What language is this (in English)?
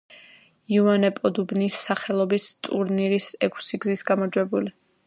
Georgian